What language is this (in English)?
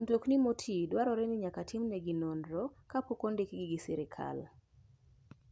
Luo (Kenya and Tanzania)